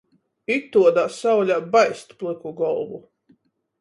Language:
Latgalian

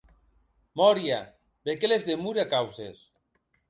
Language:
Occitan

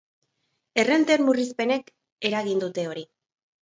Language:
Basque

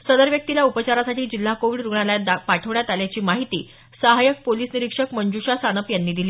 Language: Marathi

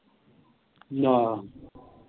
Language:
Punjabi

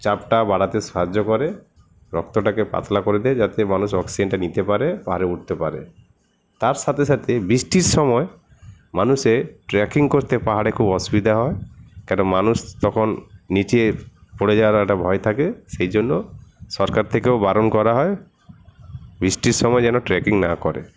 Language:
Bangla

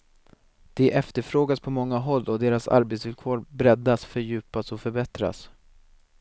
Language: Swedish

